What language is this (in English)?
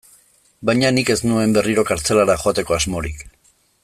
Basque